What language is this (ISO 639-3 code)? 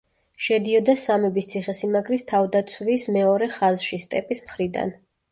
kat